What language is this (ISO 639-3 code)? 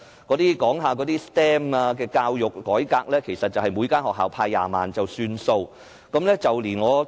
yue